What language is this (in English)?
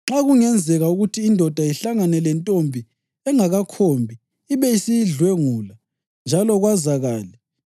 North Ndebele